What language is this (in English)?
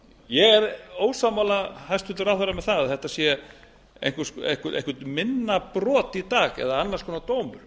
Icelandic